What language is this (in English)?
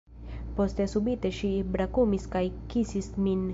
Esperanto